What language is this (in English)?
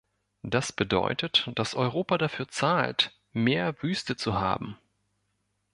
German